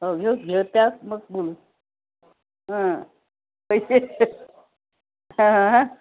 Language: Marathi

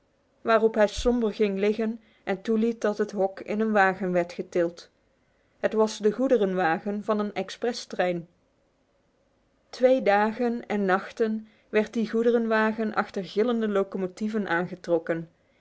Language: Dutch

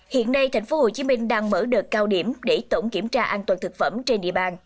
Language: Vietnamese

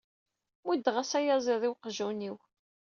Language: Kabyle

